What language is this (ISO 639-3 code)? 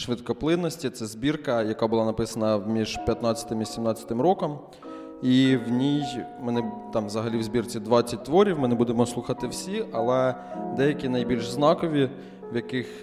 ukr